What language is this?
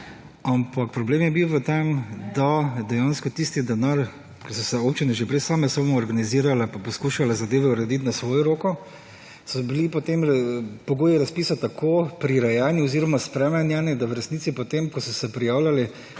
Slovenian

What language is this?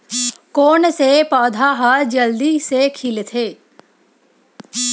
Chhattisgarhi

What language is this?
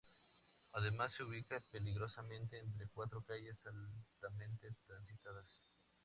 Spanish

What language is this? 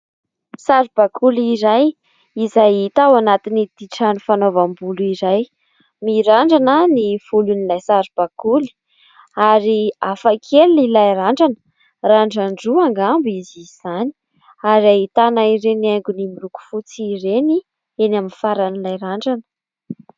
Malagasy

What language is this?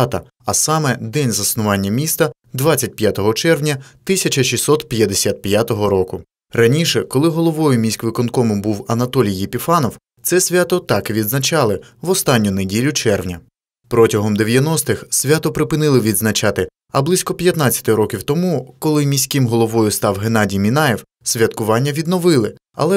Ukrainian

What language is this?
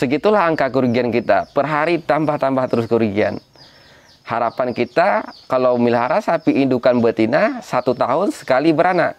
Indonesian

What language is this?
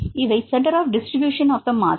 Tamil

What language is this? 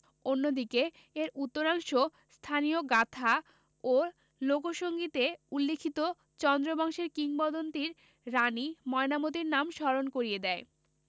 Bangla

